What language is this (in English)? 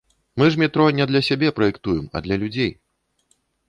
Belarusian